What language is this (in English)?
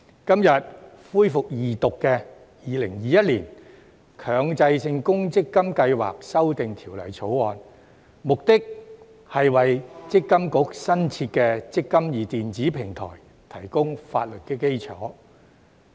Cantonese